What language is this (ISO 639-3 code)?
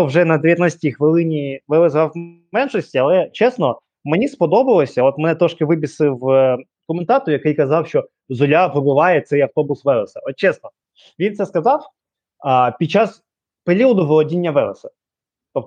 ukr